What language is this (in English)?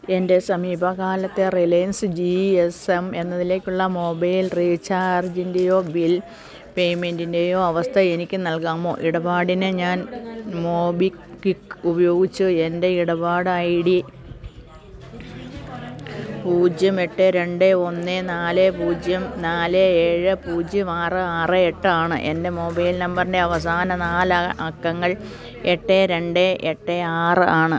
Malayalam